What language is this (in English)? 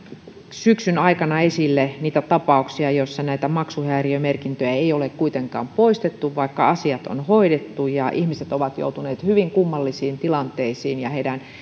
Finnish